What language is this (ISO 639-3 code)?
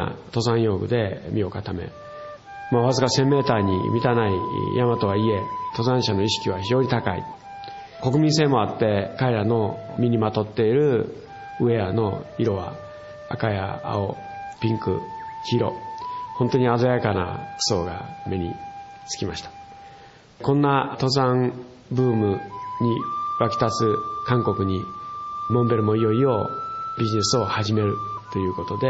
jpn